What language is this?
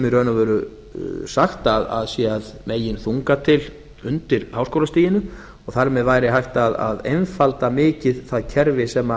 Icelandic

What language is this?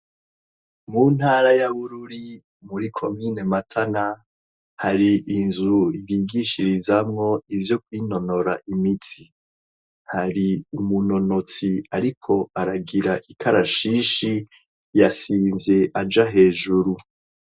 Rundi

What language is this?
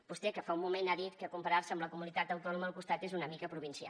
Catalan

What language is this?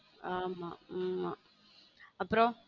Tamil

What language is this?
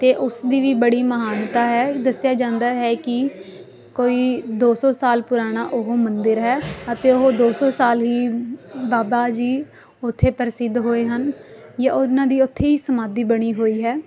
Punjabi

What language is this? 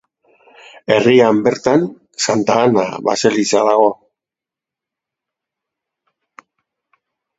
Basque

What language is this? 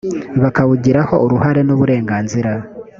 Kinyarwanda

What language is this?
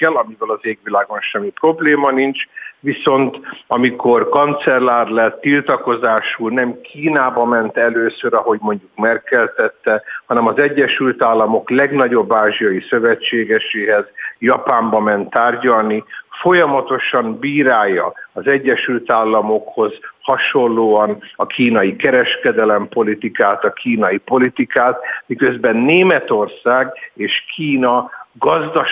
Hungarian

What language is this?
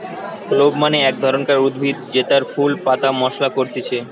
Bangla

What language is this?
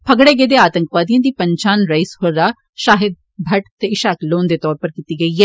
Dogri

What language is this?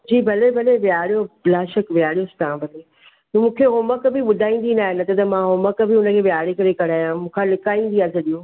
Sindhi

